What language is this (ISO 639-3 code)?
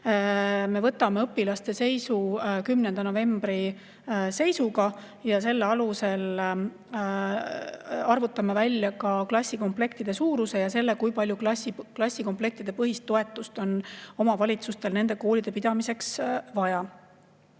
est